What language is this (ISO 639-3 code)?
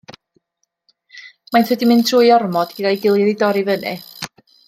cym